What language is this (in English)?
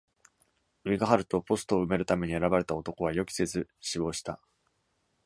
Japanese